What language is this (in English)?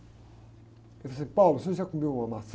Portuguese